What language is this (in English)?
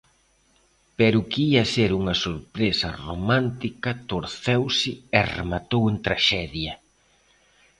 Galician